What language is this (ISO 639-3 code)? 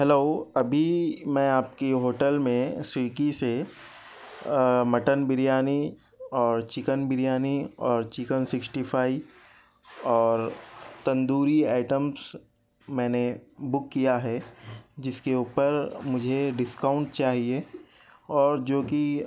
urd